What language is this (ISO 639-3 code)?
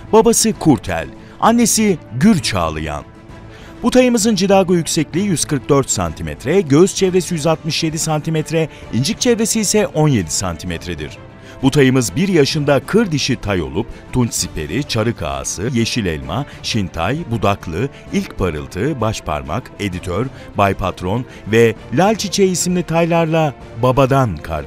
tur